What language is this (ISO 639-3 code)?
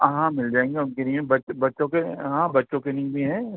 urd